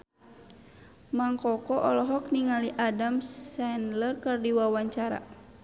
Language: Sundanese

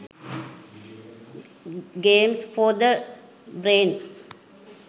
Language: Sinhala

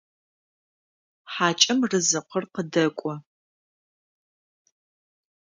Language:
Adyghe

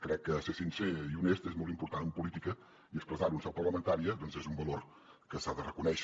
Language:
Catalan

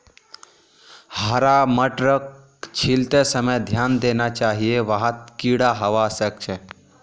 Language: Magahi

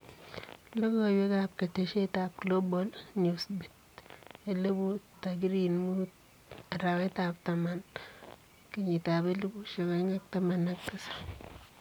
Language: Kalenjin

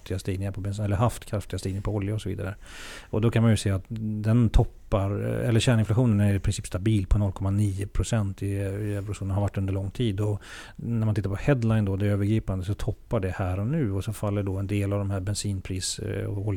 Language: Swedish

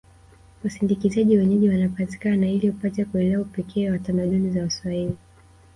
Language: Swahili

